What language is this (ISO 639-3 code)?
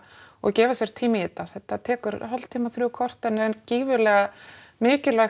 isl